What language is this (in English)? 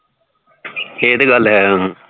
Punjabi